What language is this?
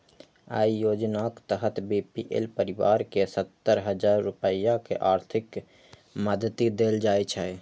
Maithili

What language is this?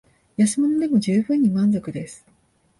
Japanese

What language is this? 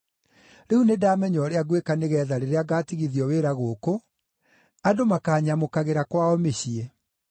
Kikuyu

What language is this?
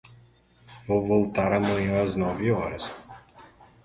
Portuguese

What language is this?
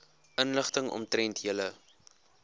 Afrikaans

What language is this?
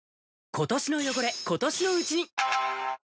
Japanese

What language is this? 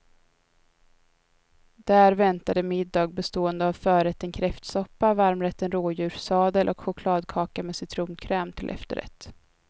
Swedish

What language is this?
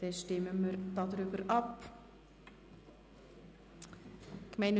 Swiss German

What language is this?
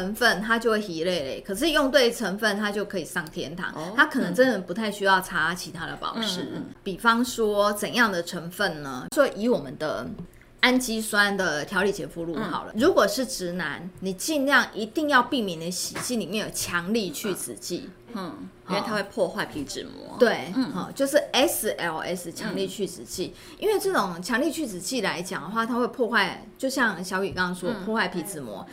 Chinese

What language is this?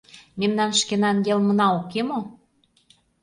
Mari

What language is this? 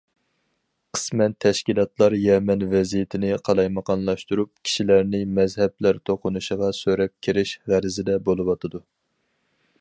Uyghur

